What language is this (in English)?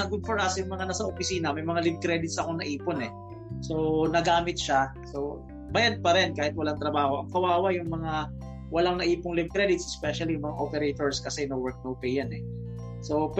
Filipino